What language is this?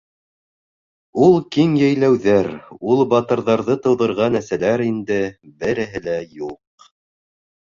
Bashkir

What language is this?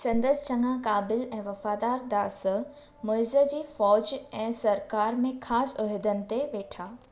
Sindhi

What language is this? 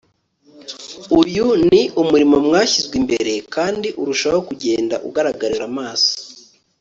Kinyarwanda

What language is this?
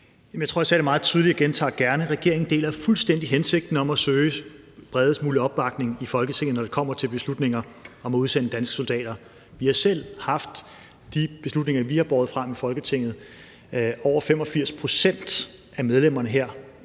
Danish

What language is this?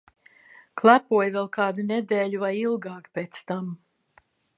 Latvian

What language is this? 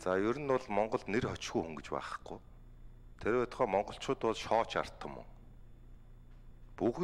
Korean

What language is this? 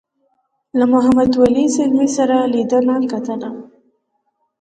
Pashto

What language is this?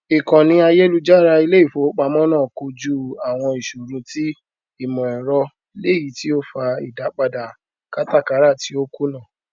Yoruba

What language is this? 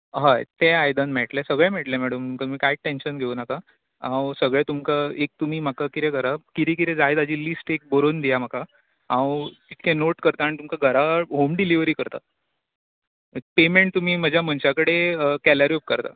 Konkani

